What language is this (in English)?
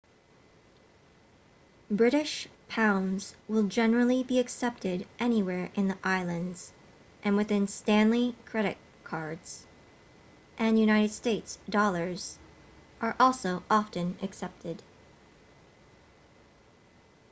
English